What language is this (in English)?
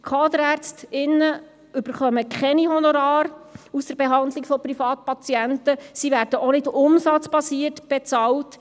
Swiss German